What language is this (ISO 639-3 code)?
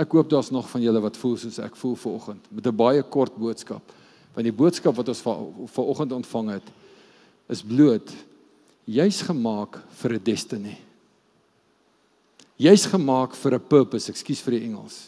nld